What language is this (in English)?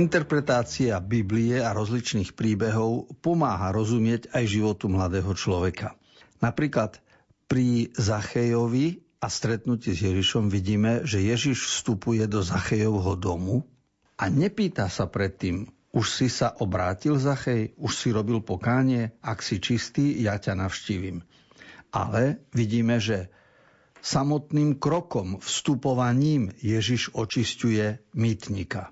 Slovak